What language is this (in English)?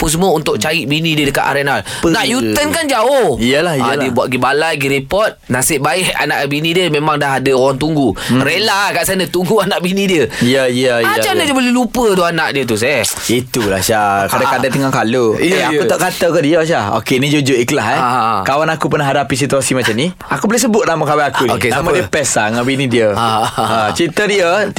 Malay